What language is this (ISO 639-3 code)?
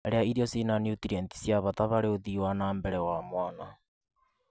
kik